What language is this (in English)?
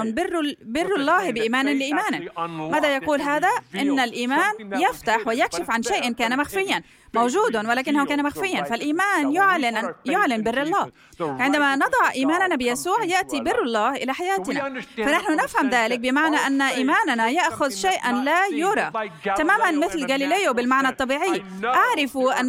Arabic